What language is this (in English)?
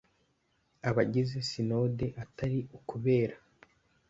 Kinyarwanda